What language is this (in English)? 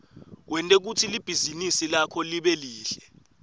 Swati